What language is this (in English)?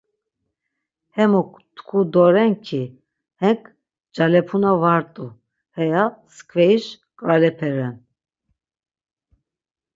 Laz